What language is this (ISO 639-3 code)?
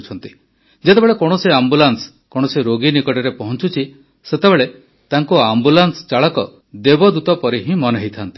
ori